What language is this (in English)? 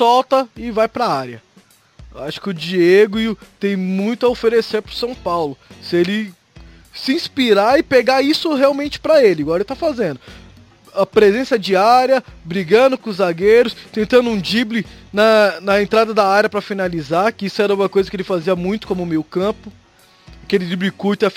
Portuguese